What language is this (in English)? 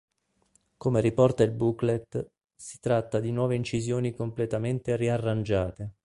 Italian